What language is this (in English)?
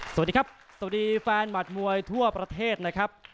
Thai